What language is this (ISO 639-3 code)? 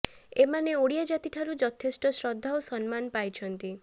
ori